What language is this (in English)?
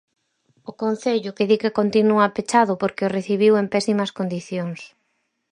Galician